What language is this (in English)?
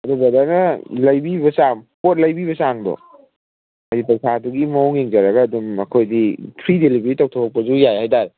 Manipuri